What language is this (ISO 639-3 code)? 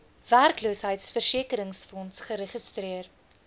afr